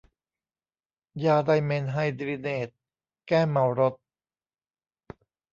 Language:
Thai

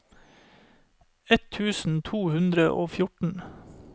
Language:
Norwegian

